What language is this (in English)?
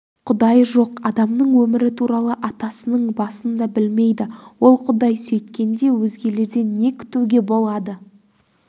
Kazakh